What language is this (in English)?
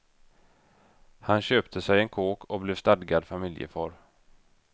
Swedish